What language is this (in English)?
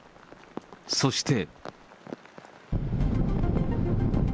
Japanese